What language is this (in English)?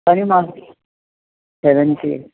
Sindhi